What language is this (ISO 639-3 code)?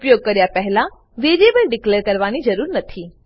guj